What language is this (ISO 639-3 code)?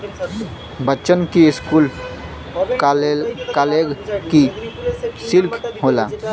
bho